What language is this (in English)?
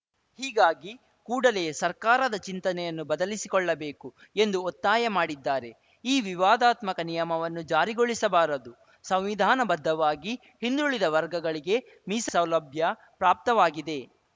Kannada